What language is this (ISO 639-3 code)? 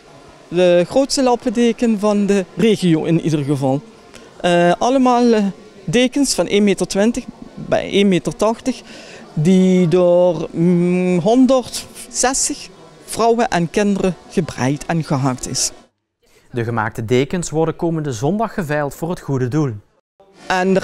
nld